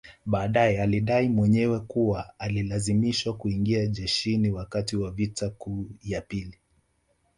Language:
Swahili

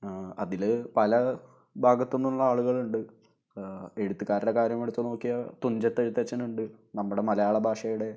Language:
Malayalam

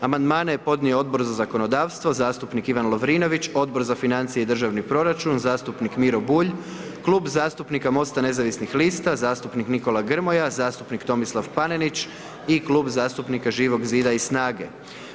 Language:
Croatian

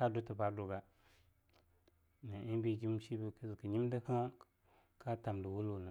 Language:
Longuda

